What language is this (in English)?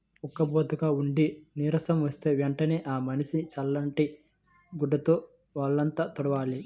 Telugu